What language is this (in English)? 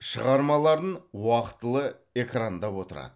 Kazakh